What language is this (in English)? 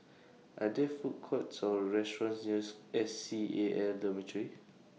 English